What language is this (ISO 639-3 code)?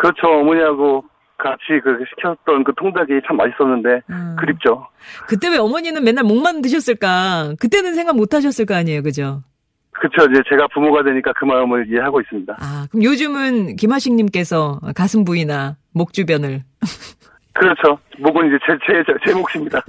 kor